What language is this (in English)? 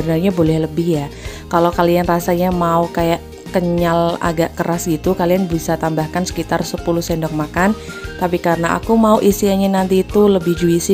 Indonesian